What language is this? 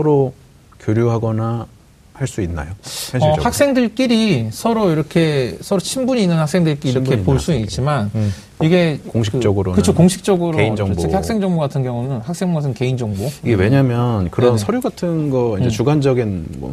Korean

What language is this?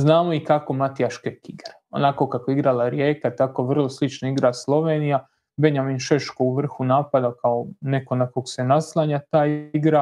Croatian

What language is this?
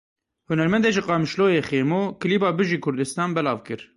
Kurdish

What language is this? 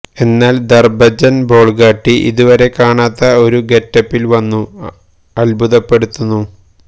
Malayalam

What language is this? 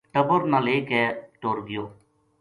Gujari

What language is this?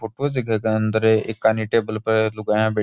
Rajasthani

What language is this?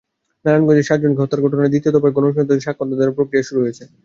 Bangla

